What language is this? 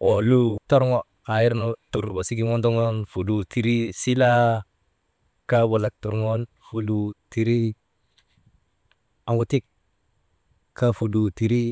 Maba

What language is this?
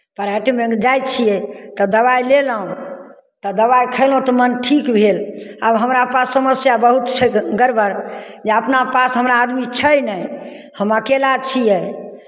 Maithili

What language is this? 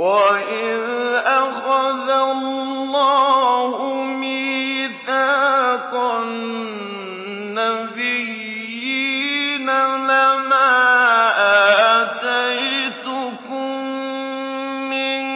Arabic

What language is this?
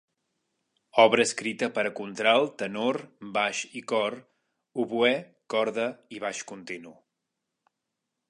Catalan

